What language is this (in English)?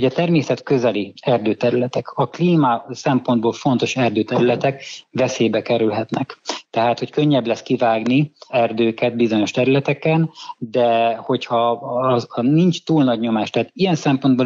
Hungarian